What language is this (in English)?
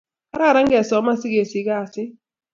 Kalenjin